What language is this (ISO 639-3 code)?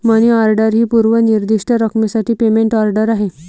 mar